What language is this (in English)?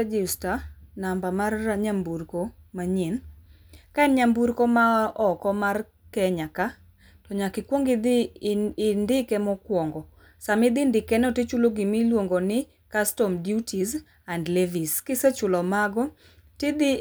Luo (Kenya and Tanzania)